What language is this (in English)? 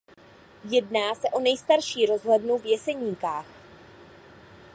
Czech